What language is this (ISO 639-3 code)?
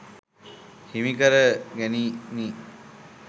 sin